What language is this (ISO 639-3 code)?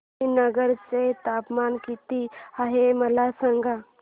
mar